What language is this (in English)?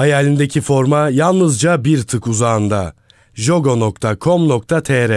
Turkish